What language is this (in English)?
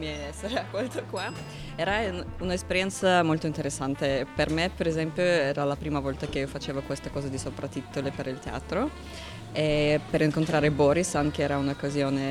Italian